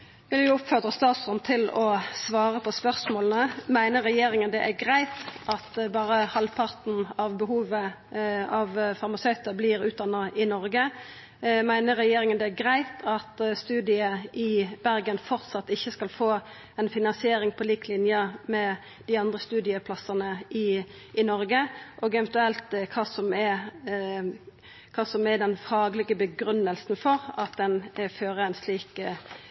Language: Norwegian Nynorsk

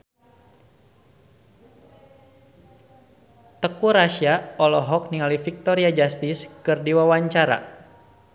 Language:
Sundanese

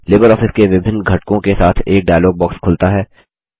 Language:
Hindi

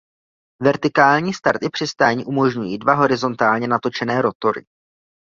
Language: Czech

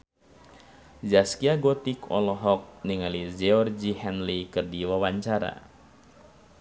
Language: Sundanese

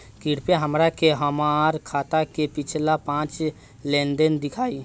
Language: Bhojpuri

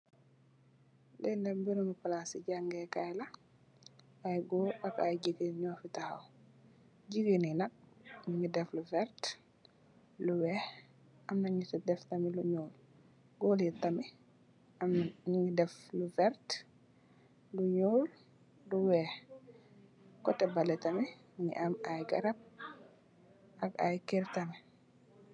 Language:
Wolof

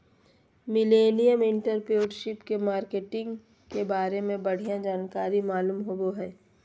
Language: Magahi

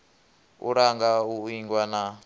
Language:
Venda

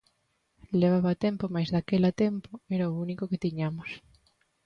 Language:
Galician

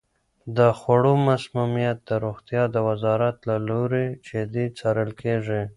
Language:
Pashto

